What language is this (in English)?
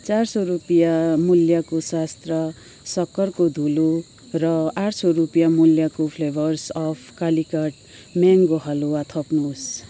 Nepali